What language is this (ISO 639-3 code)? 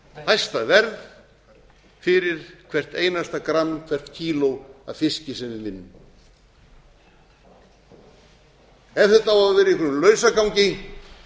isl